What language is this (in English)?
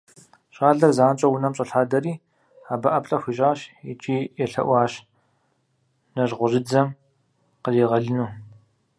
Kabardian